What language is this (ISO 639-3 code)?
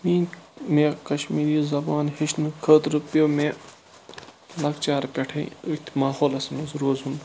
kas